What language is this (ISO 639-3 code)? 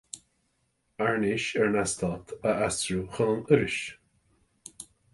gle